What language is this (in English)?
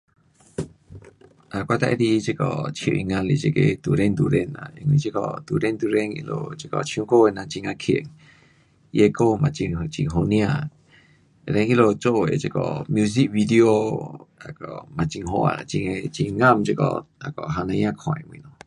Pu-Xian Chinese